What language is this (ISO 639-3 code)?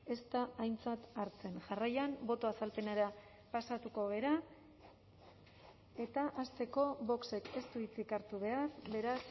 eus